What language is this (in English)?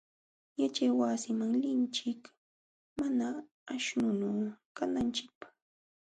Jauja Wanca Quechua